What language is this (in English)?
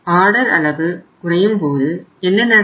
Tamil